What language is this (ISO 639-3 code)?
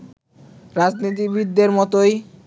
ben